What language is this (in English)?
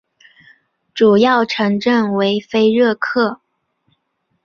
Chinese